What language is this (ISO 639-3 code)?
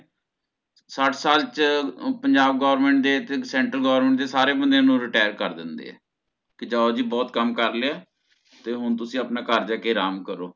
pan